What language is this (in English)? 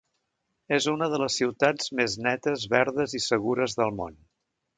Catalan